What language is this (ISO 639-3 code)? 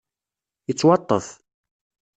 kab